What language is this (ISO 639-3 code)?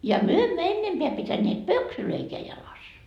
fin